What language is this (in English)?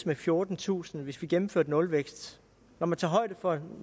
Danish